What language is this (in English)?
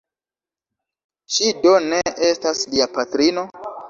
Esperanto